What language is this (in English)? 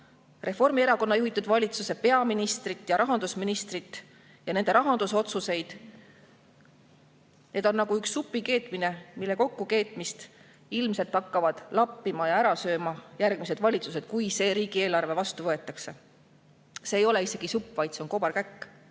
Estonian